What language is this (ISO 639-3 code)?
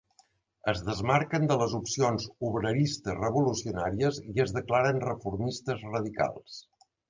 cat